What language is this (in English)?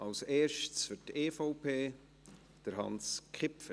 Swiss German